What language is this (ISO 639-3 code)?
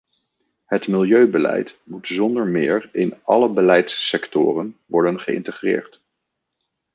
nld